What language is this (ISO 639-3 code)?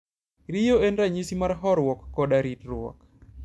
luo